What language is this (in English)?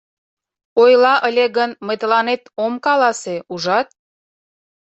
Mari